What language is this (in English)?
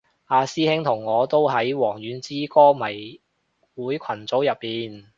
Cantonese